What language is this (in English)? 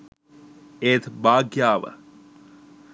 Sinhala